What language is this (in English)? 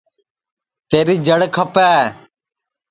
Sansi